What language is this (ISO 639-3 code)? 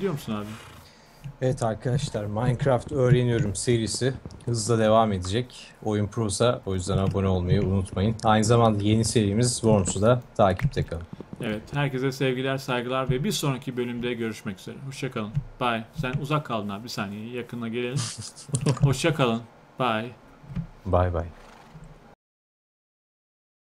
tur